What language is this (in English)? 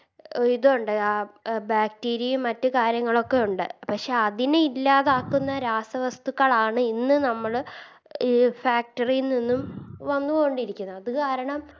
Malayalam